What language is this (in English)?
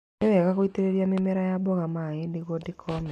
Kikuyu